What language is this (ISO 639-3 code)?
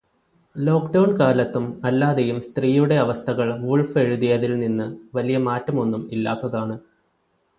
mal